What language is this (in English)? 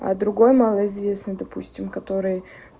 Russian